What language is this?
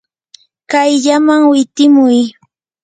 Yanahuanca Pasco Quechua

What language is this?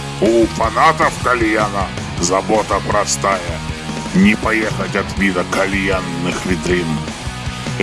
Russian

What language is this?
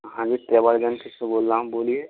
Hindi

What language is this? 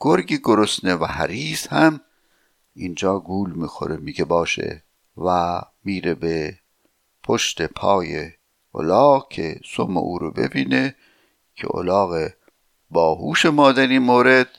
Persian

